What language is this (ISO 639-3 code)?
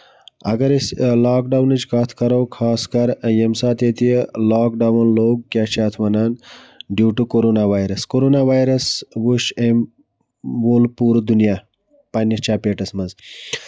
kas